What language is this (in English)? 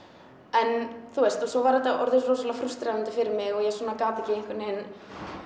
Icelandic